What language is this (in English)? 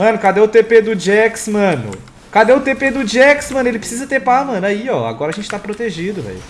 Portuguese